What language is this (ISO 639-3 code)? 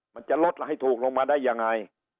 tha